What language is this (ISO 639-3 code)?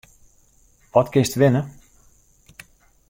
fry